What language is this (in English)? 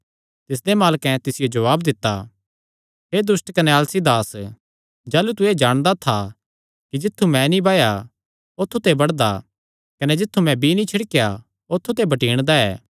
Kangri